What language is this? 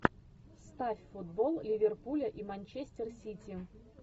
Russian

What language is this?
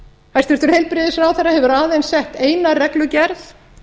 Icelandic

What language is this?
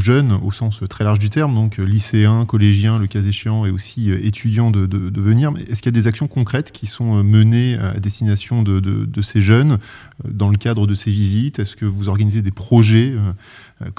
French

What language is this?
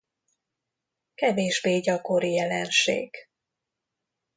Hungarian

